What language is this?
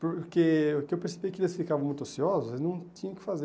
Portuguese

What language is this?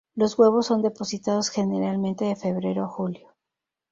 Spanish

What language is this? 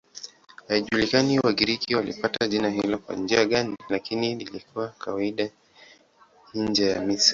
Swahili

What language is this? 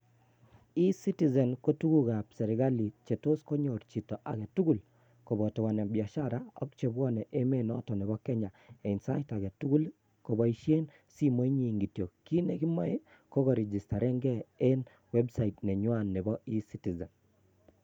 Kalenjin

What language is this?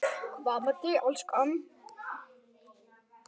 Icelandic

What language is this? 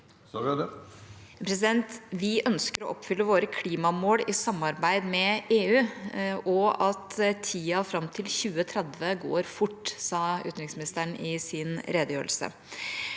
Norwegian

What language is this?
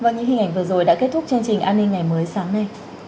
Vietnamese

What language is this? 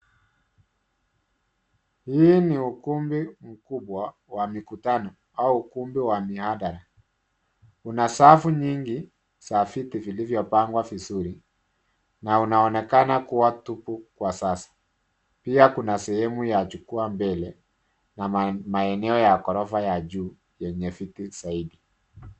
Swahili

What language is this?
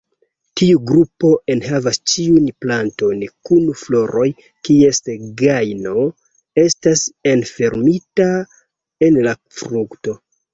Esperanto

